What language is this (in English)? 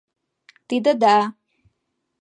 Mari